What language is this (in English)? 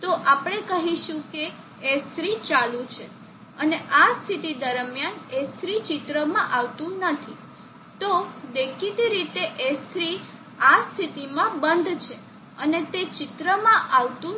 Gujarati